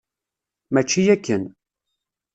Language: Kabyle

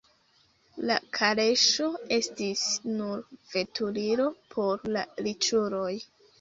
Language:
Esperanto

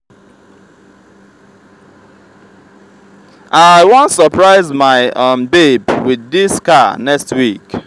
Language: Nigerian Pidgin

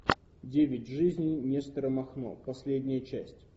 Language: Russian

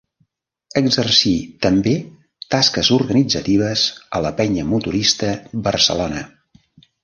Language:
Catalan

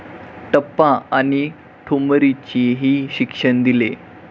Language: Marathi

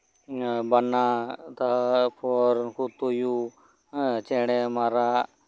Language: Santali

